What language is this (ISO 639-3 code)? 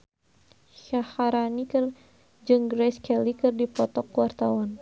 sun